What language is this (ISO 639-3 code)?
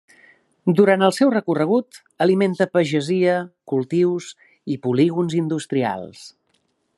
cat